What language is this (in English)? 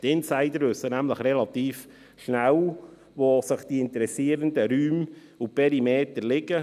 Swiss German